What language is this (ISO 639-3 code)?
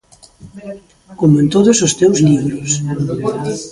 glg